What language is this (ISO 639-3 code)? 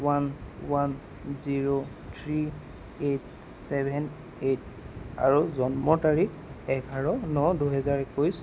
asm